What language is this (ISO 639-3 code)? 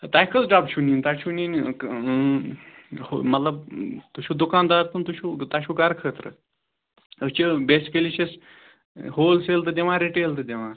kas